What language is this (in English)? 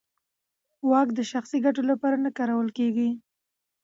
Pashto